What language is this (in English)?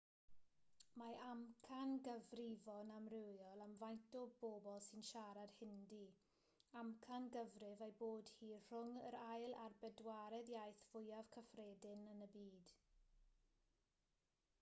Welsh